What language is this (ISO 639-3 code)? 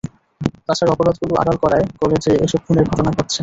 ben